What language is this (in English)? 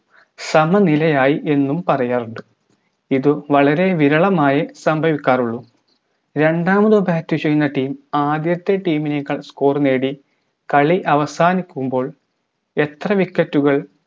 Malayalam